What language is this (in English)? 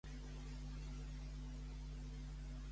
Catalan